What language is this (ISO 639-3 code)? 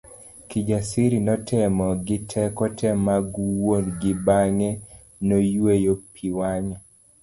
luo